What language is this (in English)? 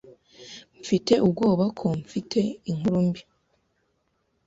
Kinyarwanda